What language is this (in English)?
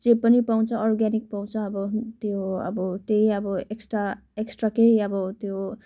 Nepali